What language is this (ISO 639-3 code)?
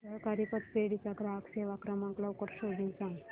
mar